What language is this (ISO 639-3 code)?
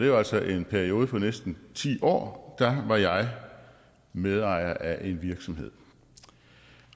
dan